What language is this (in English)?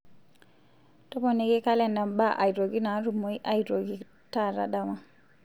Masai